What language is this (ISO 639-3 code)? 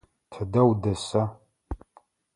ady